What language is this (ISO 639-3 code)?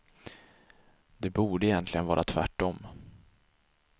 swe